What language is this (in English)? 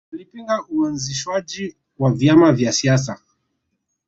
Swahili